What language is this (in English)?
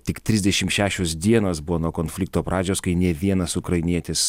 Lithuanian